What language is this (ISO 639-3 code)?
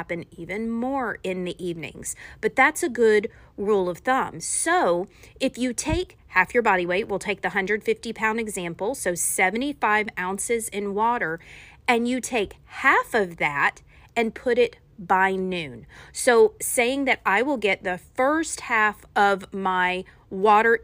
eng